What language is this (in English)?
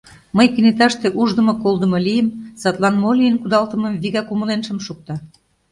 Mari